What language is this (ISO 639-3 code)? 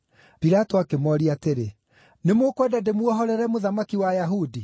kik